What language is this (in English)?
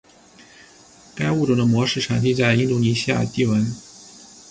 Chinese